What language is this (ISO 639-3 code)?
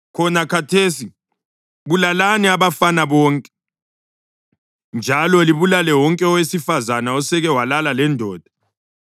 nde